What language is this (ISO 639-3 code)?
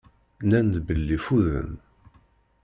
kab